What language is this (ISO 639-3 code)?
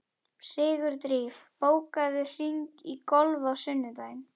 isl